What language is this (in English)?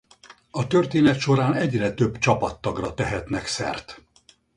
Hungarian